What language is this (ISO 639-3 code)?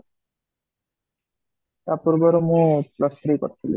ori